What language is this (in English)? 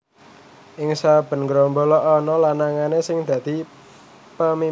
Javanese